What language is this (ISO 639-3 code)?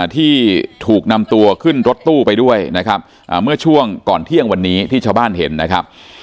tha